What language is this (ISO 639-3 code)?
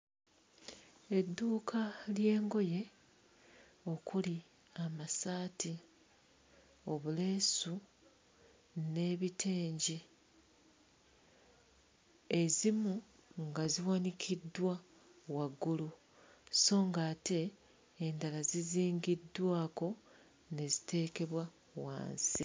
lug